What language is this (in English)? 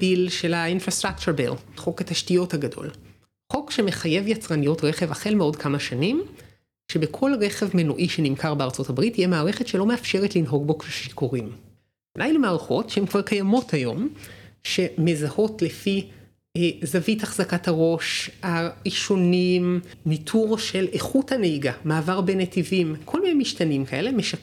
Hebrew